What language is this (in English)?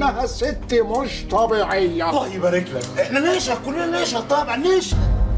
Arabic